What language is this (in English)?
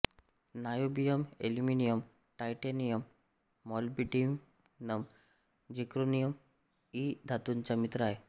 Marathi